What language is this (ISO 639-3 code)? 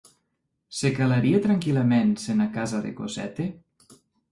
oci